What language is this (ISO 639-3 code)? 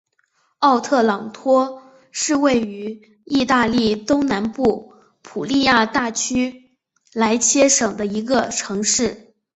zho